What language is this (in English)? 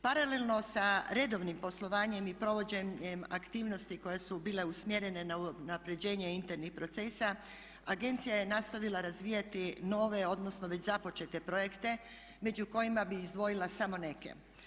Croatian